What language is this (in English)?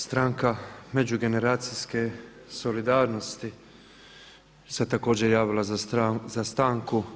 Croatian